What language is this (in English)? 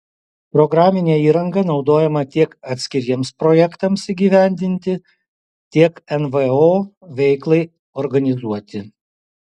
Lithuanian